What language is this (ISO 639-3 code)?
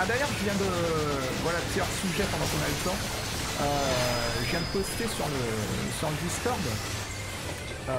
fra